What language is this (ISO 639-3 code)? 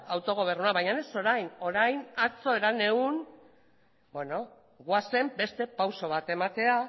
eus